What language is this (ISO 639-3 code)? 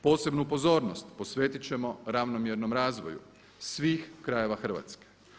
hrv